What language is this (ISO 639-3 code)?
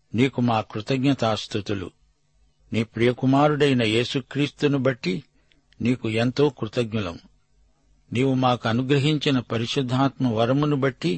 tel